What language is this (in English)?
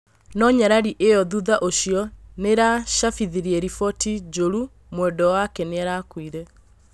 Kikuyu